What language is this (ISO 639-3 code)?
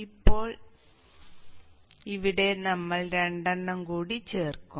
mal